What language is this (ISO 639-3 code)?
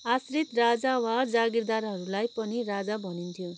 nep